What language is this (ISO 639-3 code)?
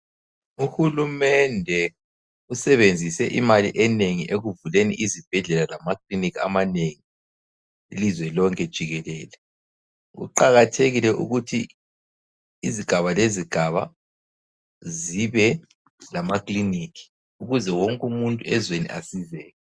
nde